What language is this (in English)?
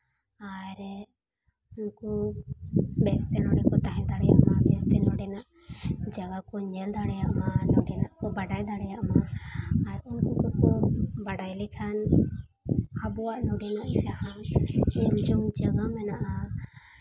Santali